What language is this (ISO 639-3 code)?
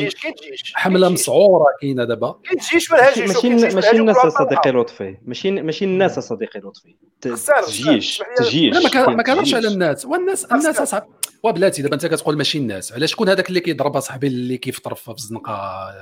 ara